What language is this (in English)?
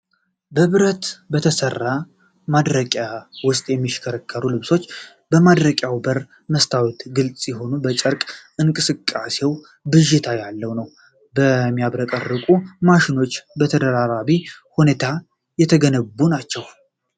Amharic